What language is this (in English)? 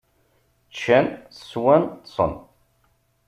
Kabyle